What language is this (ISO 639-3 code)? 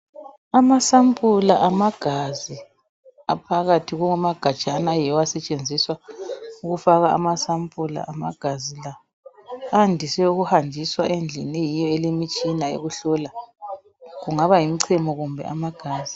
nde